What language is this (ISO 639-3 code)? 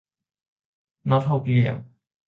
tha